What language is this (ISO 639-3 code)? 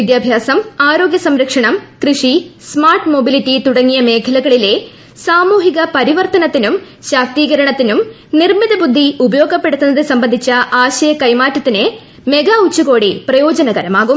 mal